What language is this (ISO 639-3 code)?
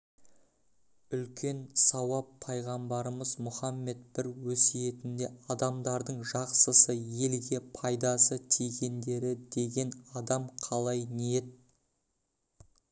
kaz